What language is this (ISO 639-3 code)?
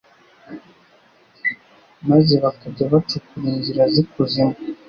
kin